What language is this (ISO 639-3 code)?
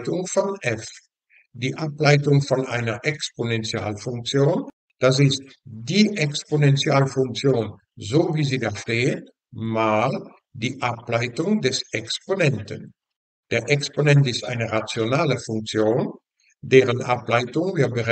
deu